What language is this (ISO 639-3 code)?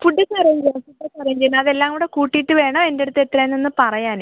mal